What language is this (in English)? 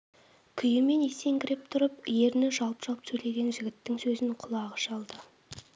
Kazakh